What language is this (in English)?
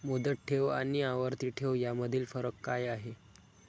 Marathi